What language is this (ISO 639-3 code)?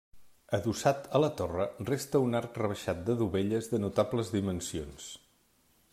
cat